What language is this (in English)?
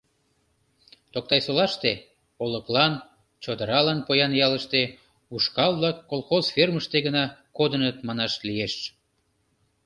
Mari